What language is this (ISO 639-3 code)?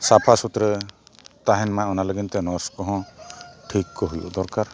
sat